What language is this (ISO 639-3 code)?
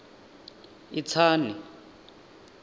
ven